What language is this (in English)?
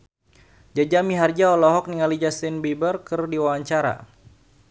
Sundanese